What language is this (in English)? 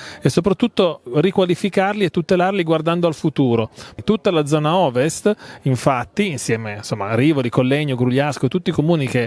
Italian